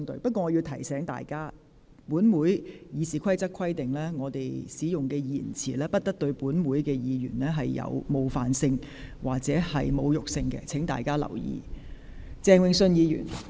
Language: Cantonese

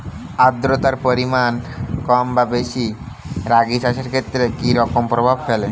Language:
Bangla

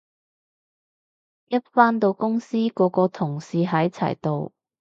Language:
Cantonese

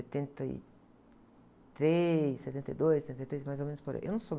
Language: Portuguese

